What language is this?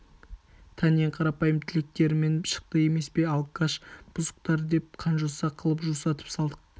Kazakh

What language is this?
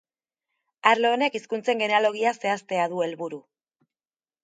Basque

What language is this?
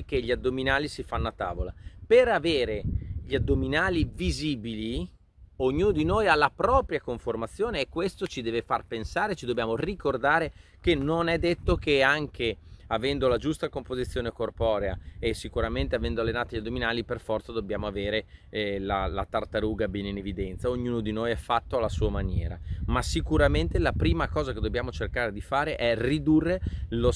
Italian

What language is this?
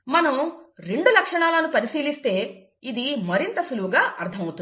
Telugu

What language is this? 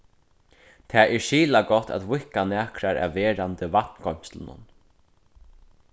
Faroese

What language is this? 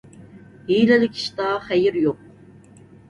Uyghur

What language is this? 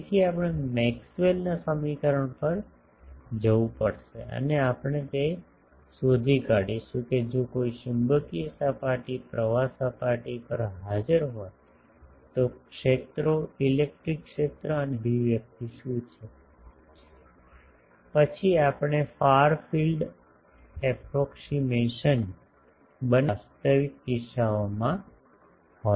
Gujarati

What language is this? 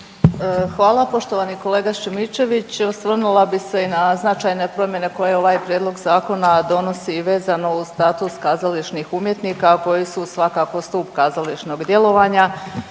Croatian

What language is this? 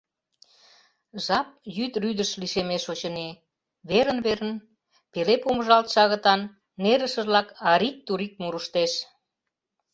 Mari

